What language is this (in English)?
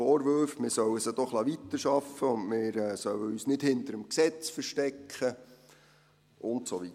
Swiss German